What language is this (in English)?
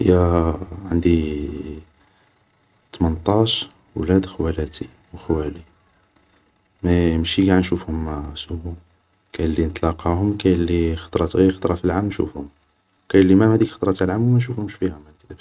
Algerian Arabic